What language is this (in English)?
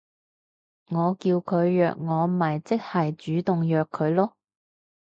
Cantonese